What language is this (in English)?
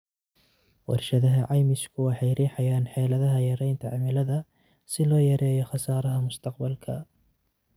Somali